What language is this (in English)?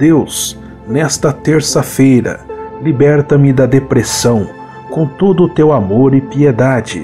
Portuguese